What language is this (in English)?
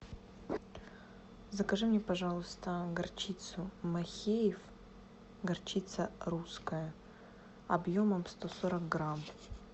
Russian